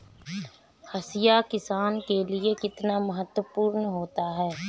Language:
Hindi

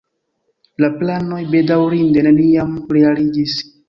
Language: Esperanto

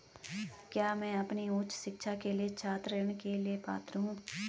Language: Hindi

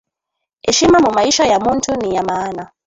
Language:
Swahili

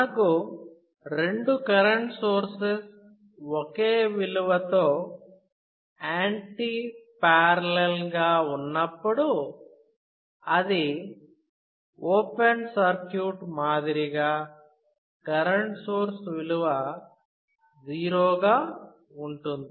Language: Telugu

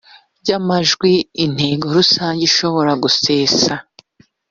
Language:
Kinyarwanda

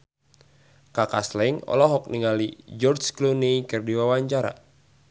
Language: Sundanese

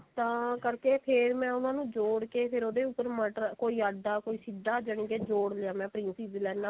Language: Punjabi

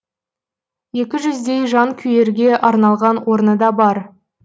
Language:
Kazakh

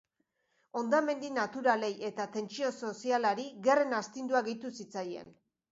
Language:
Basque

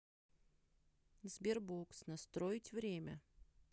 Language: Russian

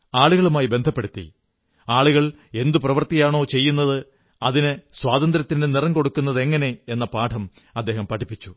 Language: Malayalam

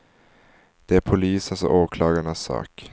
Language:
Swedish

